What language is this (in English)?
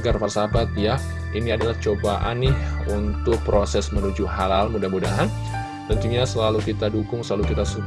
Indonesian